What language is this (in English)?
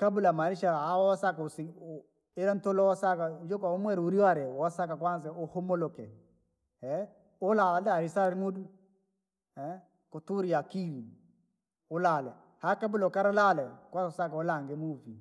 Langi